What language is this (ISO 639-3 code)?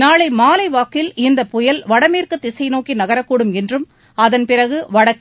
tam